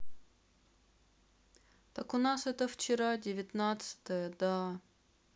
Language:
Russian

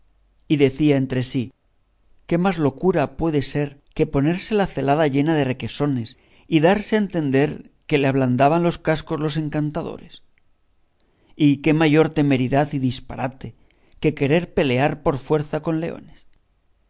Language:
Spanish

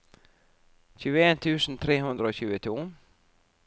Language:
Norwegian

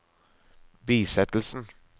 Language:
Norwegian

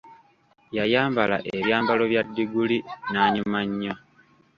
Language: Ganda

